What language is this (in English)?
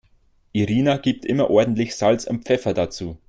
German